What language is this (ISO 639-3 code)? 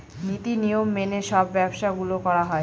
ben